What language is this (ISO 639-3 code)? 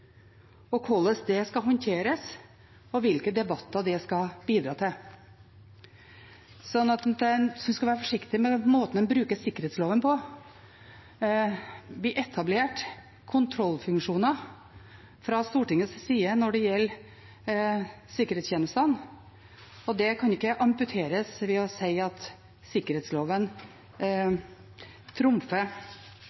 nob